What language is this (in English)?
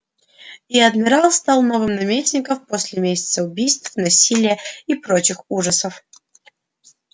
Russian